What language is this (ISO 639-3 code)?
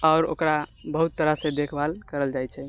mai